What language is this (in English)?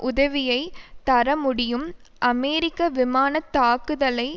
Tamil